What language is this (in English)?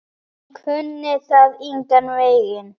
Icelandic